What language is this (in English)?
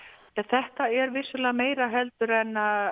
Icelandic